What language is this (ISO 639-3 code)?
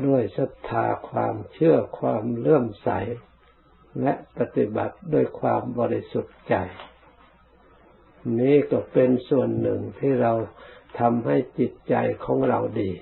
tha